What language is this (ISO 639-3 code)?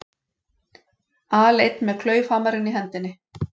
isl